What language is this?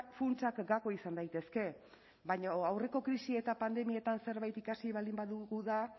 Basque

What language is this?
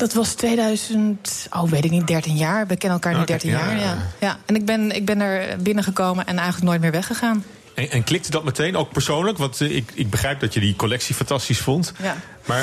Dutch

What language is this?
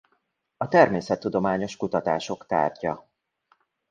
Hungarian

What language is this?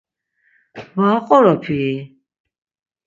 Laz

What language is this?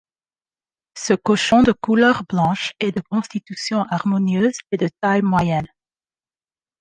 French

